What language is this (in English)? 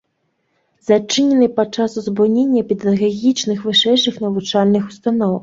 Belarusian